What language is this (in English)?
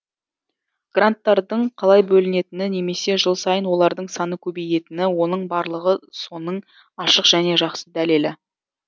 Kazakh